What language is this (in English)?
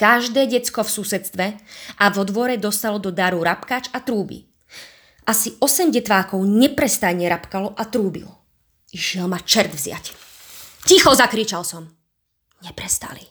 Slovak